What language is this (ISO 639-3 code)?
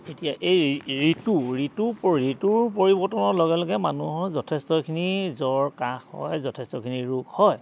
asm